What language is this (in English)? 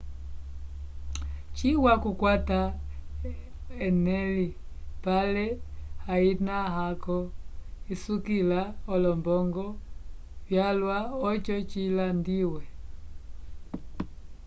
Umbundu